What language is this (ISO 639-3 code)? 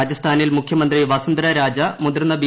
mal